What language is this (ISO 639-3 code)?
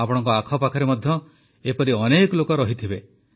ori